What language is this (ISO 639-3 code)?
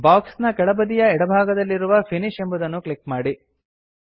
kan